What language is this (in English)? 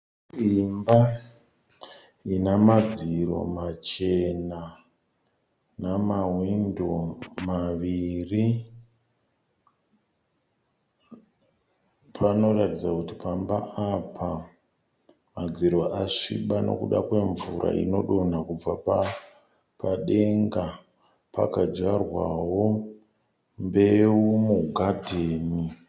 Shona